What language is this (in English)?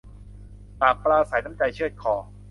Thai